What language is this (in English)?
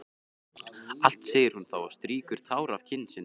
Icelandic